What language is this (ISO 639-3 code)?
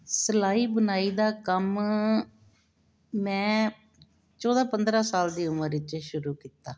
pan